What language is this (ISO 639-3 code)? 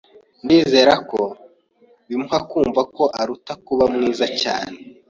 kin